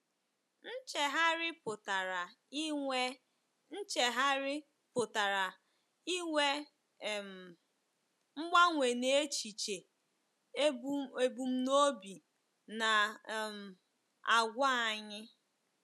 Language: Igbo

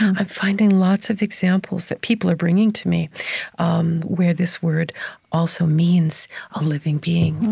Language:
English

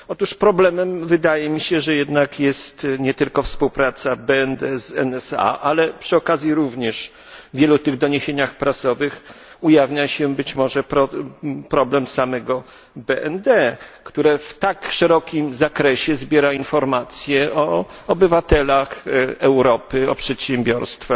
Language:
Polish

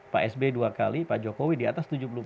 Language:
Indonesian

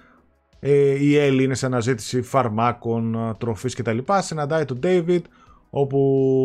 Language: Greek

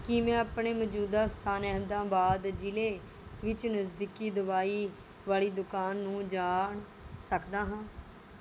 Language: Punjabi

